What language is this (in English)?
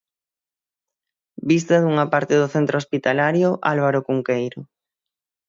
Galician